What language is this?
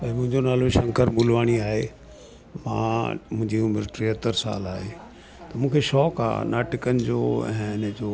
Sindhi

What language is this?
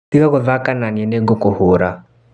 Kikuyu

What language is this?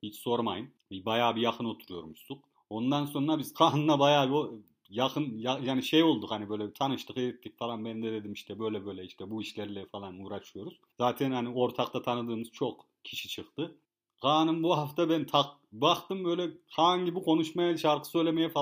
Turkish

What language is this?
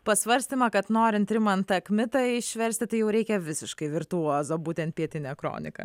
Lithuanian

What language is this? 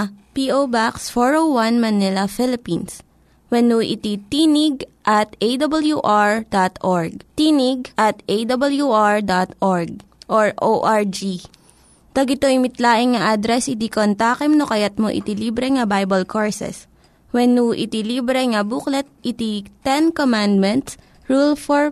Filipino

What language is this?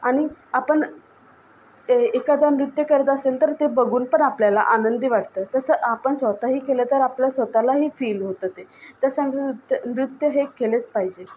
Marathi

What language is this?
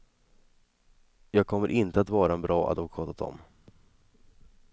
Swedish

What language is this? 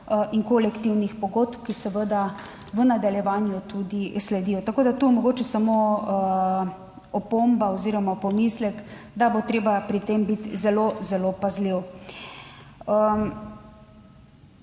Slovenian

